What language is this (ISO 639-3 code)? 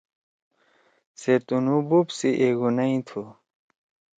trw